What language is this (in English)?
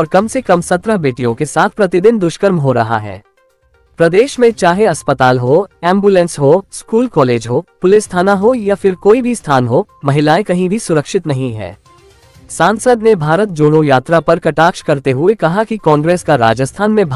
Hindi